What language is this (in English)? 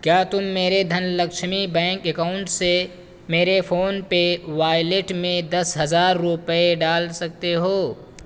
Urdu